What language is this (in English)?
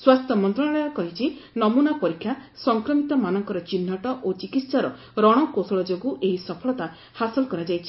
Odia